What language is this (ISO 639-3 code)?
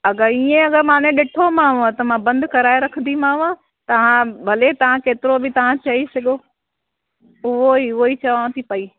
snd